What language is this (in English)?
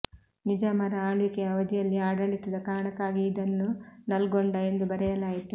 Kannada